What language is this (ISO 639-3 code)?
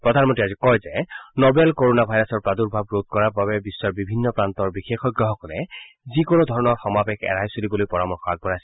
asm